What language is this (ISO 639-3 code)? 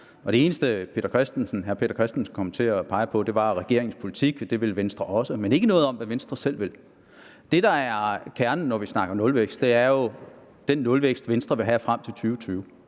dan